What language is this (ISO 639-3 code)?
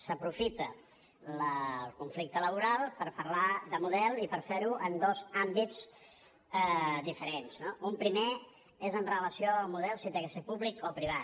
cat